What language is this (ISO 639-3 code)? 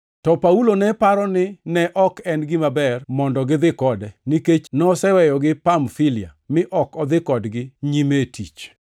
luo